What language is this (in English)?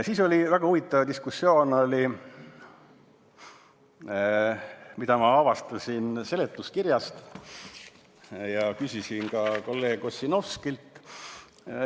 Estonian